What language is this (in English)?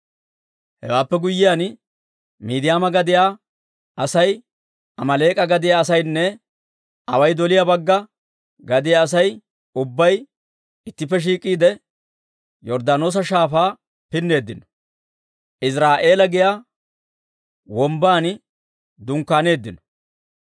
Dawro